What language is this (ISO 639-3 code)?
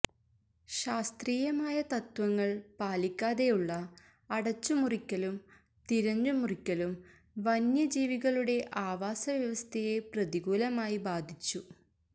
mal